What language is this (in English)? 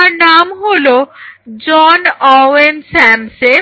Bangla